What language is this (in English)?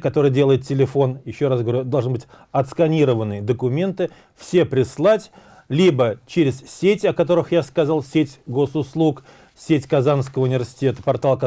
Russian